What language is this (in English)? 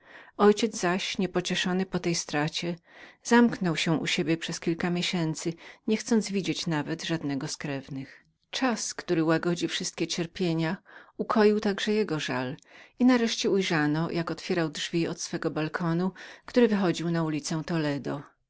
Polish